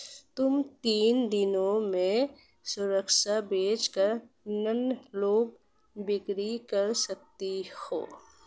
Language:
Hindi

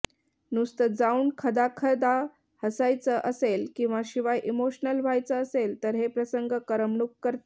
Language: Marathi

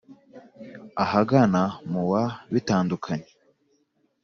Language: Kinyarwanda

